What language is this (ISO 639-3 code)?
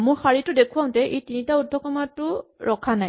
asm